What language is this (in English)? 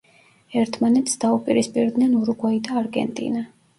Georgian